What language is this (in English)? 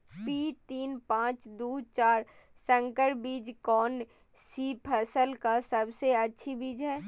Magahi